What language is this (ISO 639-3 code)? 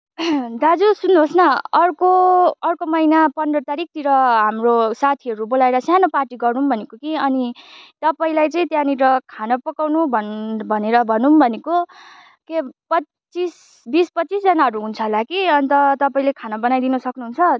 nep